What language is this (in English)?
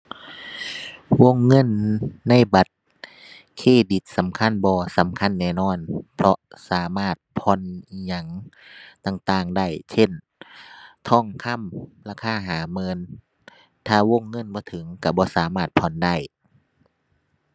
Thai